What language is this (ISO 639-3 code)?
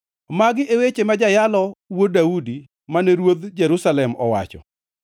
luo